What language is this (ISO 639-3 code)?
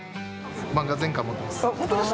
jpn